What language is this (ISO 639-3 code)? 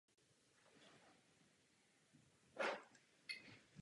ces